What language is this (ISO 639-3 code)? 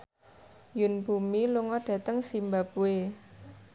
jav